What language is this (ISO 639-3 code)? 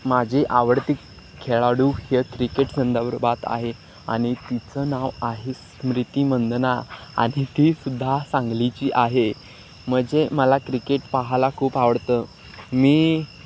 mar